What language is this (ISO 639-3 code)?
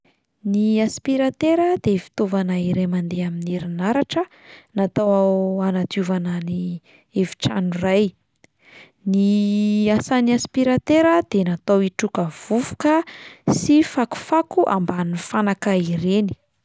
mlg